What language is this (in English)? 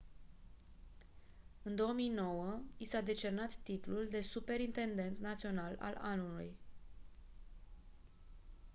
Romanian